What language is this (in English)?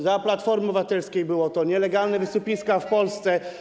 Polish